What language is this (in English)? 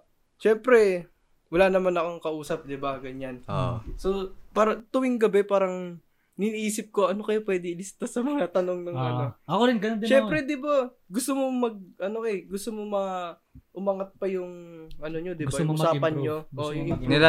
Filipino